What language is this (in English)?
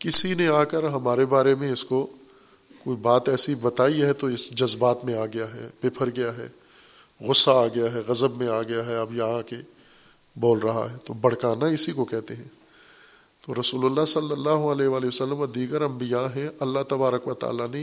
Urdu